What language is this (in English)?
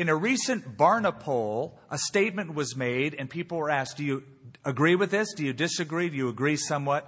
English